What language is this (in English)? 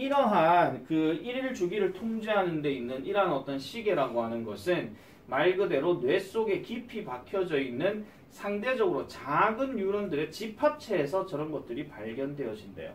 Korean